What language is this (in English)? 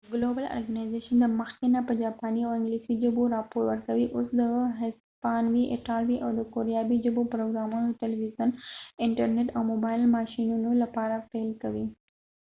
Pashto